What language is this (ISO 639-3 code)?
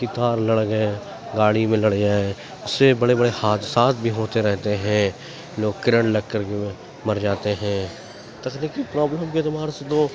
urd